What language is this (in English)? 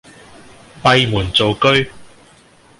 Cantonese